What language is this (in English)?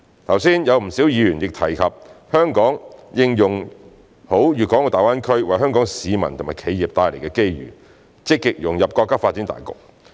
Cantonese